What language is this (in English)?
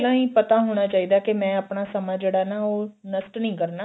Punjabi